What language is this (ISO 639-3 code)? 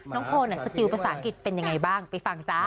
tha